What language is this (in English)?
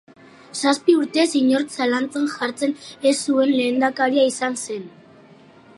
Basque